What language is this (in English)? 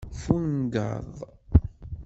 Kabyle